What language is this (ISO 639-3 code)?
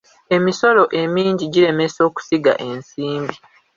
lug